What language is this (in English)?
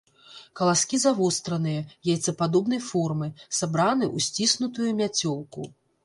Belarusian